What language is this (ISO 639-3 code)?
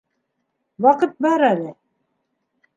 bak